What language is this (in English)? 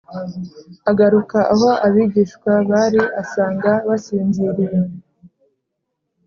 Kinyarwanda